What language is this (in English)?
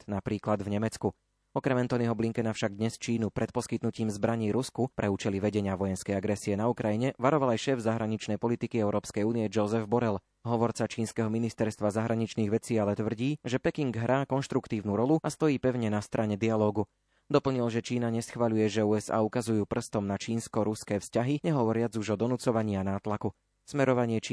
Slovak